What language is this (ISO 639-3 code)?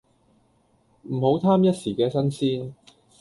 yue